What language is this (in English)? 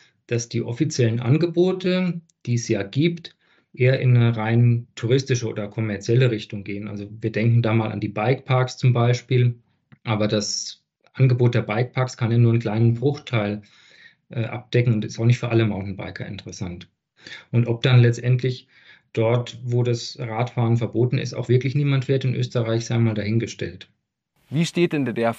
German